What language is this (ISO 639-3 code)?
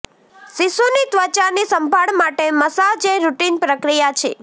guj